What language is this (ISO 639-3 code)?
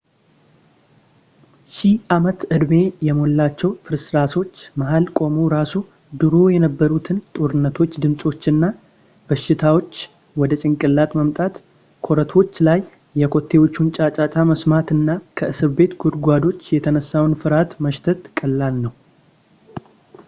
amh